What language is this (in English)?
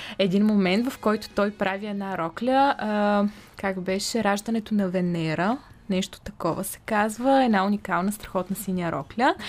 Bulgarian